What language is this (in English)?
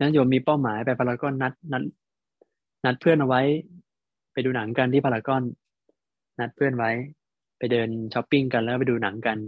Thai